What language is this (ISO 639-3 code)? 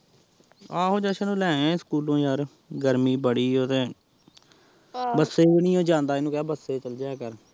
pan